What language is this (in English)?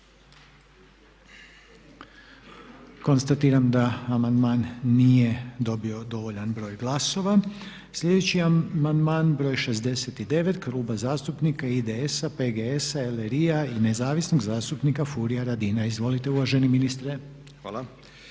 Croatian